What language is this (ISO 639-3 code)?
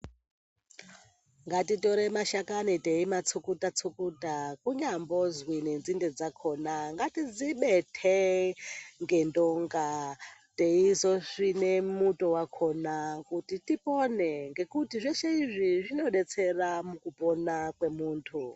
ndc